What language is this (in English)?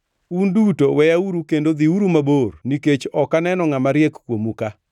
Luo (Kenya and Tanzania)